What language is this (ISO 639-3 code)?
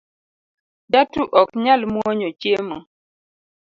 luo